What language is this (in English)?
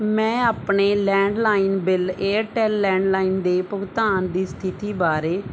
Punjabi